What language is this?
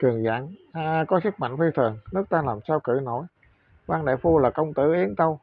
Vietnamese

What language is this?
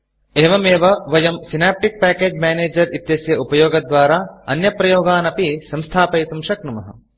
Sanskrit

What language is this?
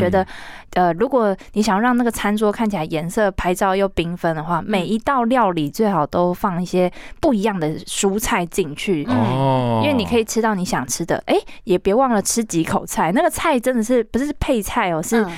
Chinese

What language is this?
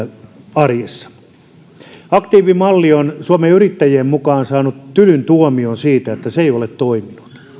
Finnish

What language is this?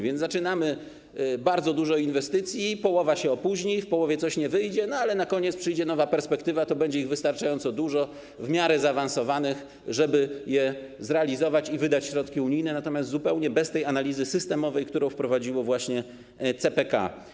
Polish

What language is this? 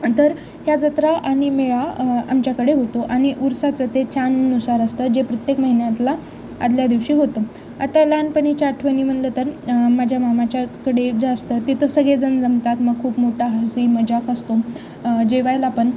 Marathi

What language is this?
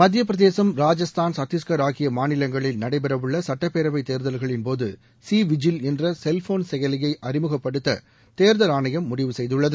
Tamil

